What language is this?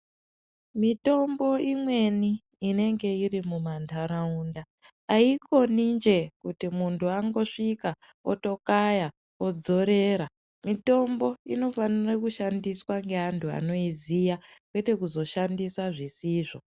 Ndau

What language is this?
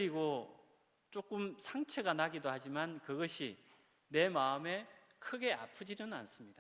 Korean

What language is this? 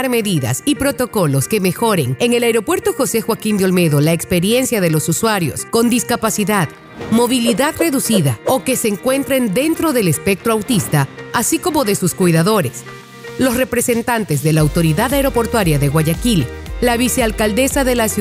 Spanish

